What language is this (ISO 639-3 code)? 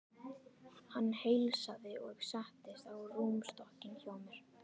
isl